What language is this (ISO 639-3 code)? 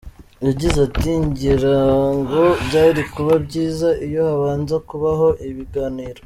kin